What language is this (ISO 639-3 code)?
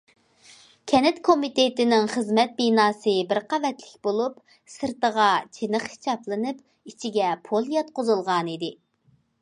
uig